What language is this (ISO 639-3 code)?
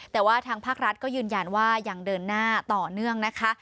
tha